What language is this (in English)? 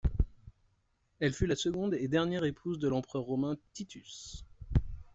French